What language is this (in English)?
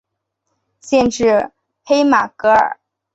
Chinese